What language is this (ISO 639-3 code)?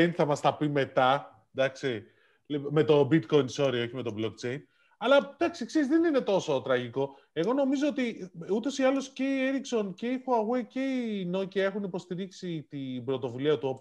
ell